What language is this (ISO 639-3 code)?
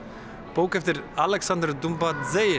isl